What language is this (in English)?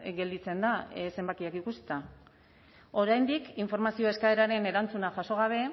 Basque